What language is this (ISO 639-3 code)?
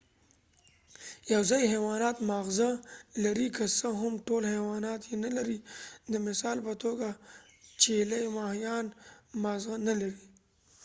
pus